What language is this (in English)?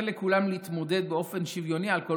Hebrew